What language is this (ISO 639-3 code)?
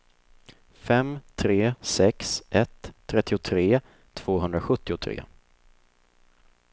swe